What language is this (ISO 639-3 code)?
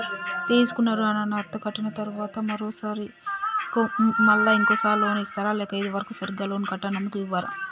tel